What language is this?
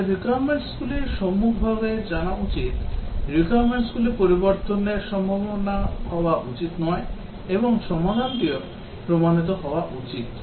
Bangla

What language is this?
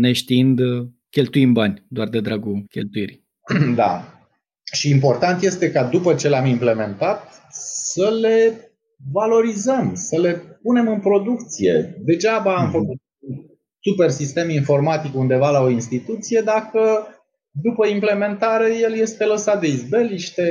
Romanian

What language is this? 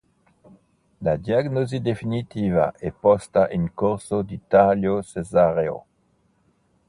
Italian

